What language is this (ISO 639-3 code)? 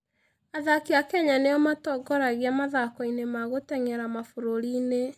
kik